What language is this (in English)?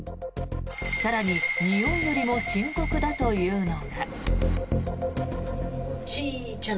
Japanese